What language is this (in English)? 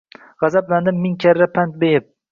Uzbek